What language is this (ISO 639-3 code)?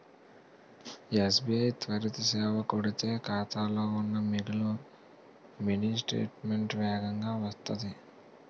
tel